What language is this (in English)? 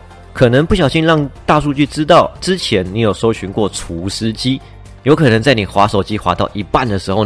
Chinese